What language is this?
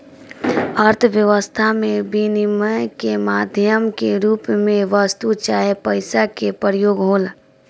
Bhojpuri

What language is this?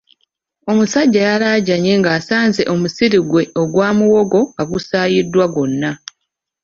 Ganda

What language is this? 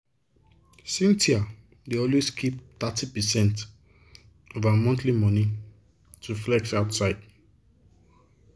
Nigerian Pidgin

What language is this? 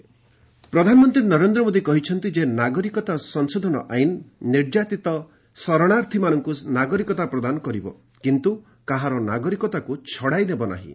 Odia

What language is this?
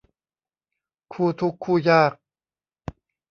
Thai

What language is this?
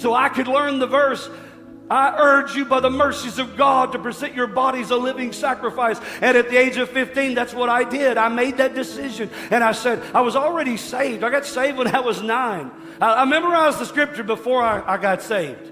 English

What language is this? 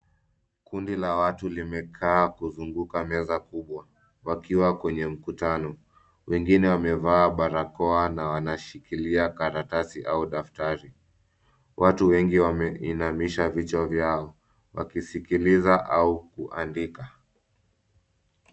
Swahili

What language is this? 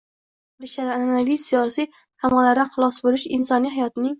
Uzbek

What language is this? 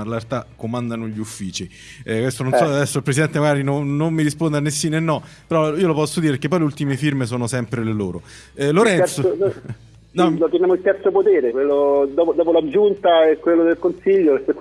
Italian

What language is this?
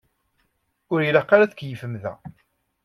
Kabyle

